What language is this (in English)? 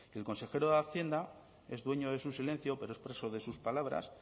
Spanish